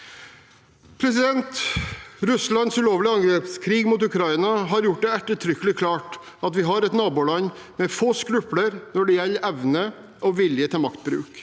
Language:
Norwegian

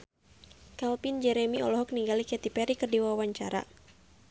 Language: Sundanese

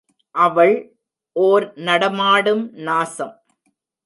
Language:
Tamil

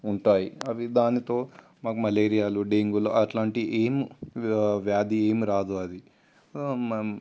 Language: Telugu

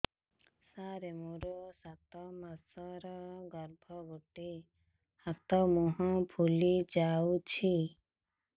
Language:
Odia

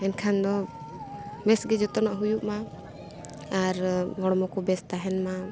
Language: Santali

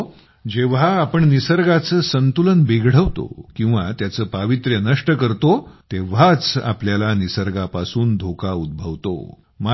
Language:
Marathi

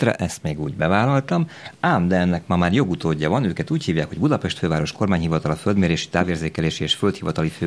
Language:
Hungarian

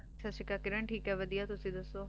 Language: Punjabi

